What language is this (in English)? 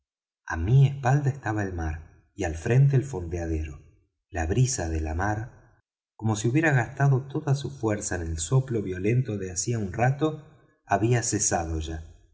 Spanish